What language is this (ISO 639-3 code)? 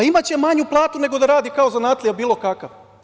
srp